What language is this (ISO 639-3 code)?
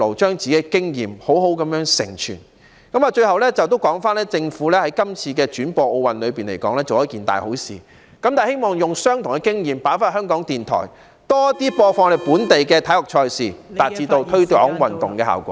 yue